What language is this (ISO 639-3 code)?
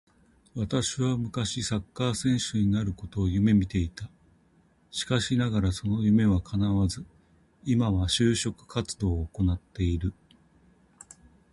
jpn